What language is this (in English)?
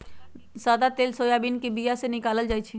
Magahi